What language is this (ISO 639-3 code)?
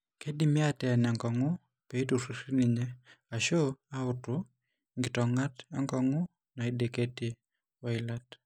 mas